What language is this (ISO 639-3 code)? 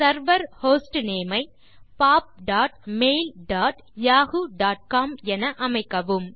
tam